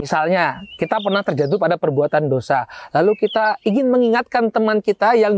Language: Indonesian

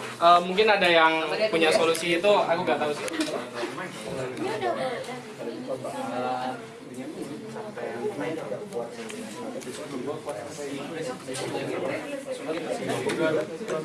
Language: Indonesian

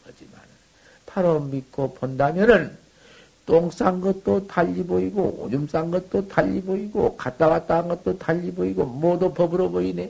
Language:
Korean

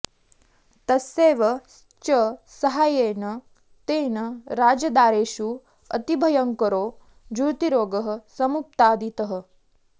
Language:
Sanskrit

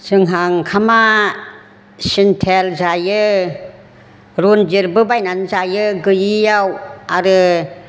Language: Bodo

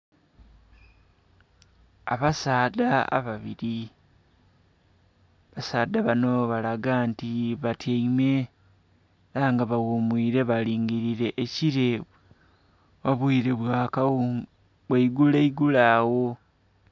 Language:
Soga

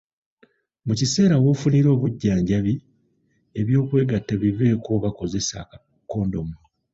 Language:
Ganda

